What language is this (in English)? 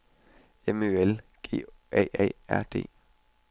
Danish